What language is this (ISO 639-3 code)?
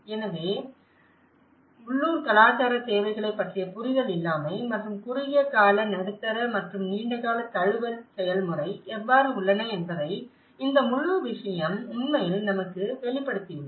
tam